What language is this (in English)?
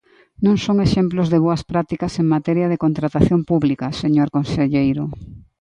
Galician